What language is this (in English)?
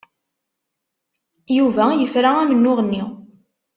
Kabyle